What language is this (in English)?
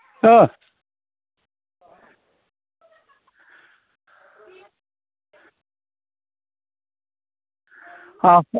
Bodo